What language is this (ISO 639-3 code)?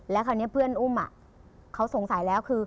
tha